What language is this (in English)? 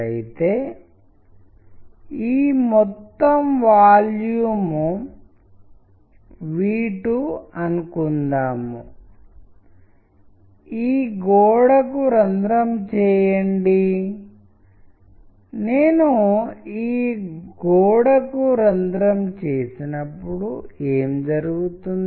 Telugu